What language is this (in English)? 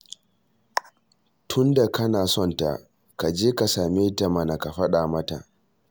Hausa